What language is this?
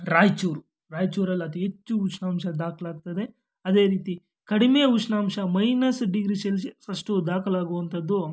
Kannada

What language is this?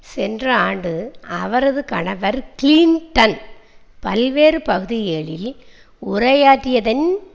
Tamil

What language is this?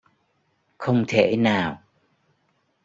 Vietnamese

